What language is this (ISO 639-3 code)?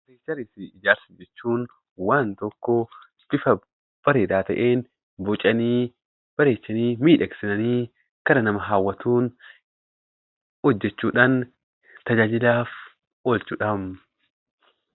orm